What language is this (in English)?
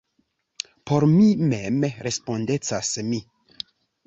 Esperanto